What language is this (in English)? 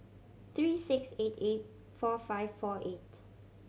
English